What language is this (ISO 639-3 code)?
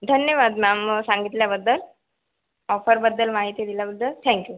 mar